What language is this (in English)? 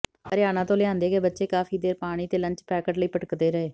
Punjabi